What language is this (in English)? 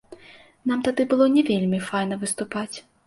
Belarusian